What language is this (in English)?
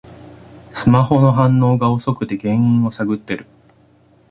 Japanese